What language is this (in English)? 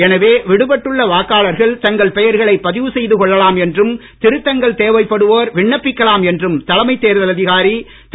Tamil